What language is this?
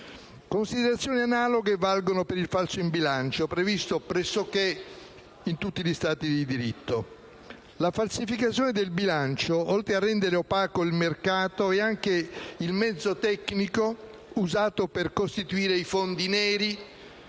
Italian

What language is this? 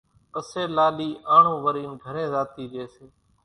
Kachi Koli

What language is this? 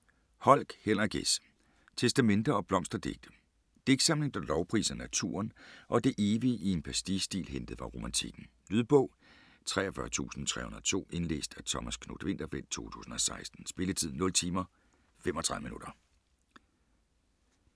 Danish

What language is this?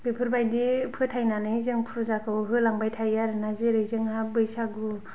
Bodo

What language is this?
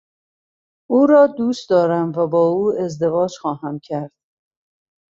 Persian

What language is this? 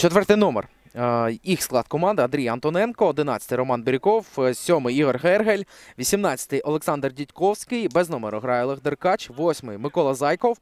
Ukrainian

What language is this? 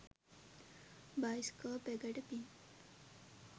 Sinhala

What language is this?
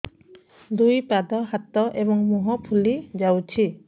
Odia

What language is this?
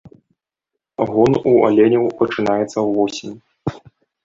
Belarusian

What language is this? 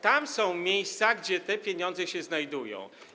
Polish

